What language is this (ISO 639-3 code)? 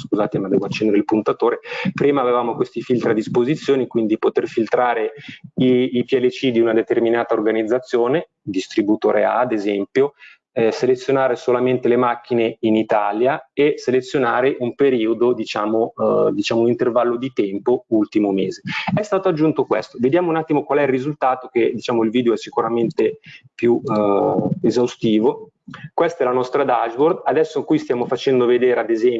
ita